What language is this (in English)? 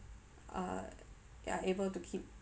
English